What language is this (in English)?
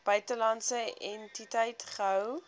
Afrikaans